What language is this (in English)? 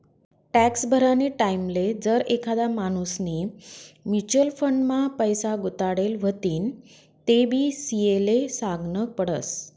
Marathi